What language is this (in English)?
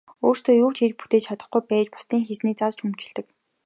Mongolian